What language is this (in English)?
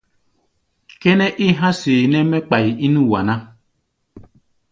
Gbaya